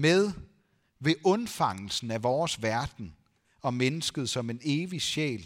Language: Danish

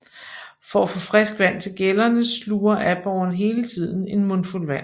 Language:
Danish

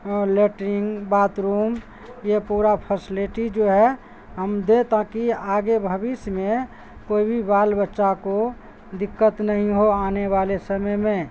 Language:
Urdu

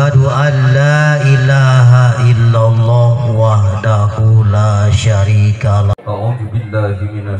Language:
Indonesian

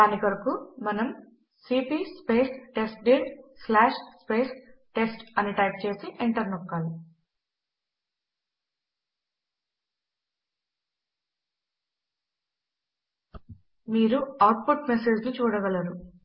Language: Telugu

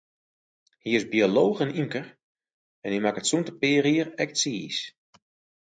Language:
Western Frisian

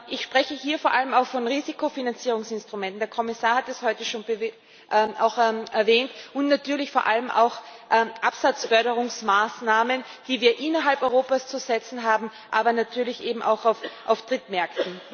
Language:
German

